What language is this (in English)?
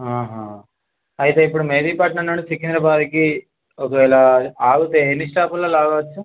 Telugu